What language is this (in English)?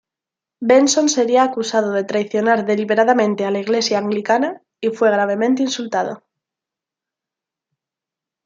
Spanish